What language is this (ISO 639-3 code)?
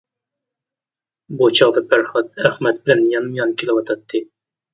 uig